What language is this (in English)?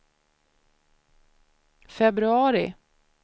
Swedish